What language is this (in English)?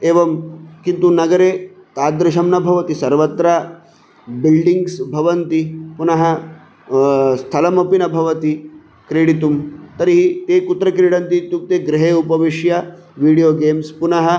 Sanskrit